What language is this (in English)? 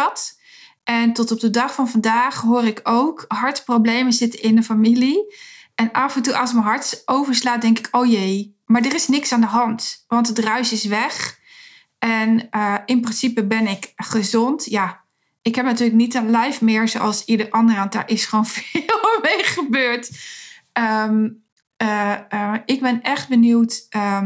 Dutch